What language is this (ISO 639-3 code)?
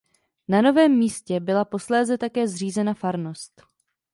ces